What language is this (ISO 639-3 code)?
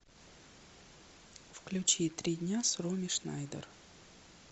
rus